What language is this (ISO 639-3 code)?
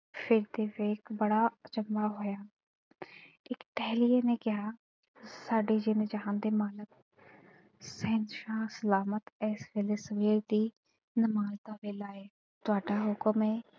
pan